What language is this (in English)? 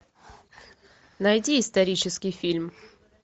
Russian